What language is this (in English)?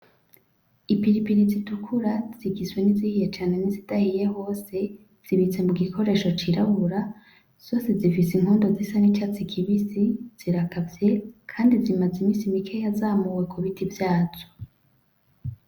Rundi